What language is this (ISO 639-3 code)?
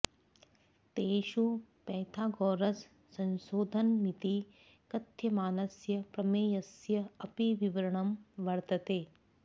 san